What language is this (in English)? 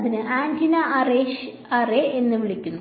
Malayalam